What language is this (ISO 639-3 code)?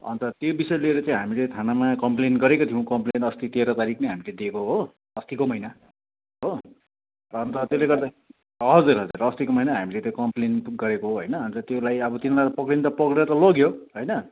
nep